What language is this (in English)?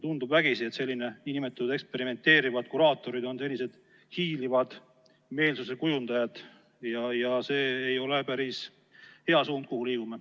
Estonian